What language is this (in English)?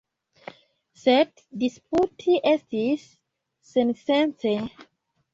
Esperanto